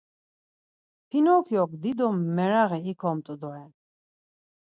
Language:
Laz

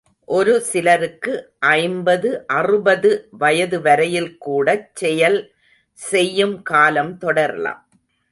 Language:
Tamil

